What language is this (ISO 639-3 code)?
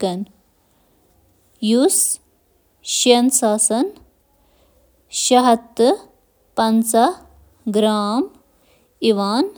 kas